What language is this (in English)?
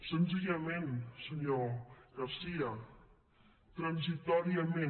Catalan